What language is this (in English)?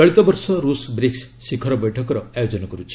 Odia